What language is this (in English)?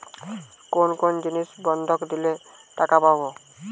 Bangla